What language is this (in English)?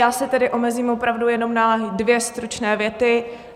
Czech